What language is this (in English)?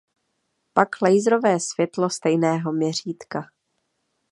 Czech